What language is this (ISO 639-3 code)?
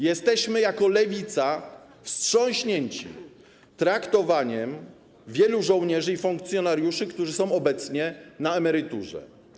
pol